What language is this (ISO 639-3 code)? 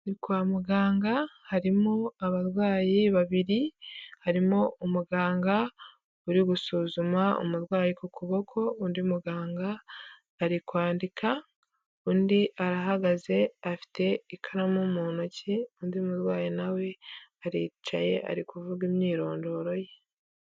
kin